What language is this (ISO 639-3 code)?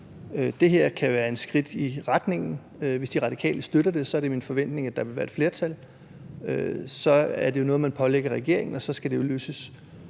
dan